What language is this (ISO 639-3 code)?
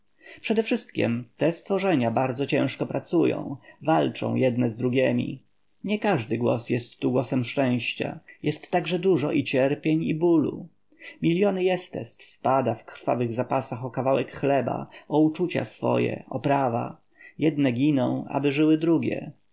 pol